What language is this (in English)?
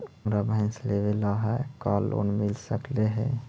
Magahi